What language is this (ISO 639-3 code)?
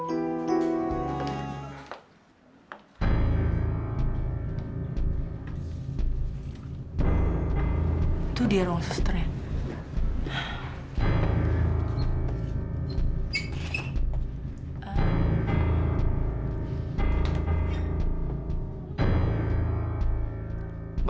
ind